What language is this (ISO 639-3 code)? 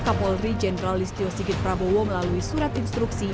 ind